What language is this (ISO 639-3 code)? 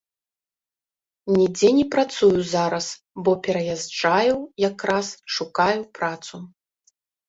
bel